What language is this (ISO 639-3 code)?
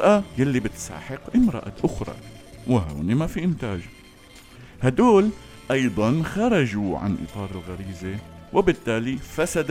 ara